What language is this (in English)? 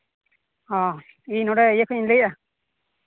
Santali